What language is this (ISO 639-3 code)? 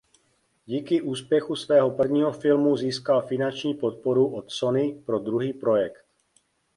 ces